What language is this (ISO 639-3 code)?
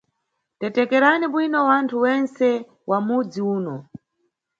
nyu